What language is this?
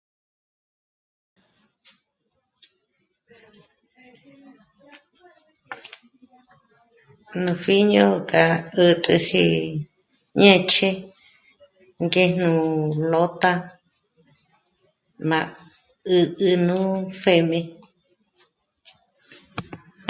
Michoacán Mazahua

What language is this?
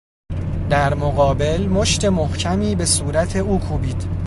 Persian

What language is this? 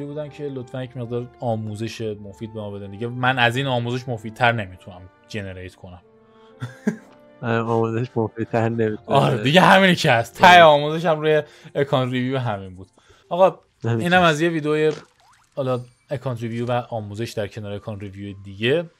Persian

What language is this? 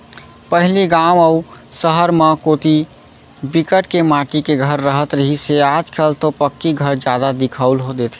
Chhattisgarhi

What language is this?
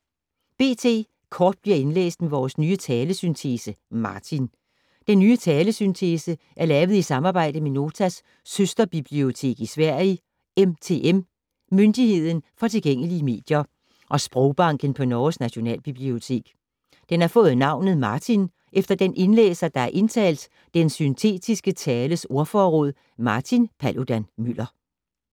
Danish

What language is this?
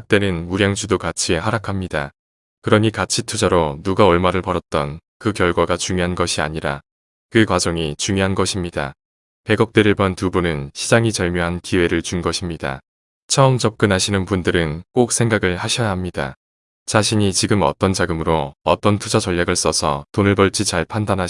Korean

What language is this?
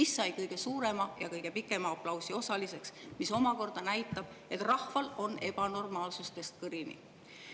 Estonian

